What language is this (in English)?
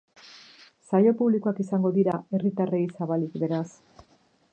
Basque